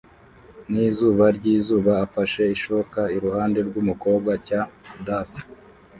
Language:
Kinyarwanda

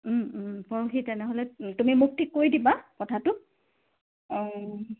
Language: Assamese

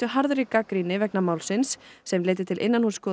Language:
Icelandic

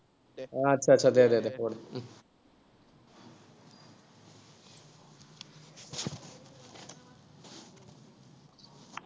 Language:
Assamese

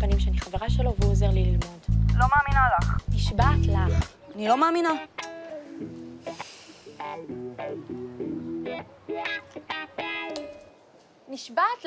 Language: Hebrew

